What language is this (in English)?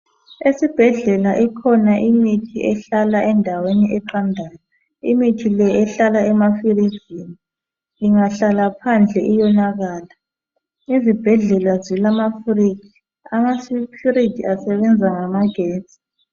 North Ndebele